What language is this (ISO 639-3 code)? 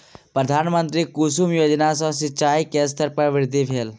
mai